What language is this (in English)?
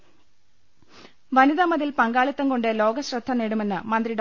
Malayalam